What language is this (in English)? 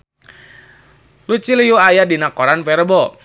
Sundanese